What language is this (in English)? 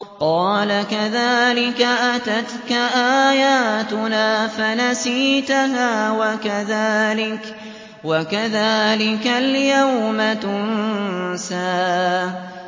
Arabic